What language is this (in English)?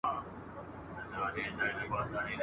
Pashto